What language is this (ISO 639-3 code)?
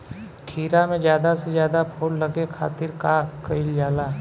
bho